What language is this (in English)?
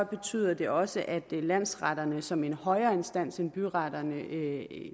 Danish